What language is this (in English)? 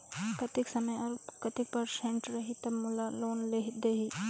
Chhattisgarhi